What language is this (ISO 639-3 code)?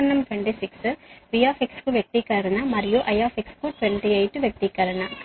tel